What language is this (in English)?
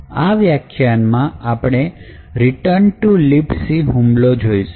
Gujarati